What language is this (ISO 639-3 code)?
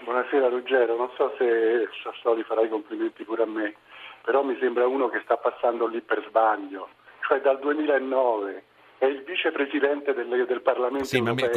ita